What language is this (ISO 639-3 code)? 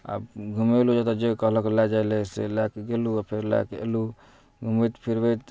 mai